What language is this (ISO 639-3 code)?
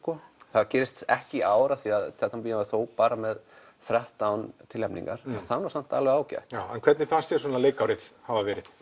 isl